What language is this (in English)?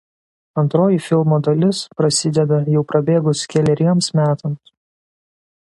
Lithuanian